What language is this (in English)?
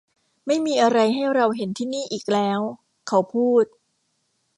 Thai